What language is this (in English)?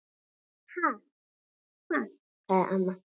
Icelandic